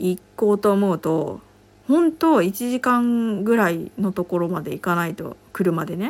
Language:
Japanese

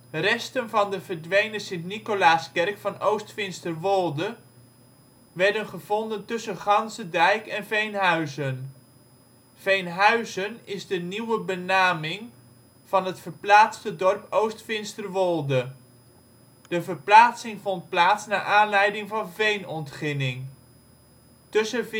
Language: Dutch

